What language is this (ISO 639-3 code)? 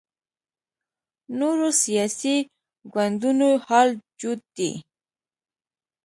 pus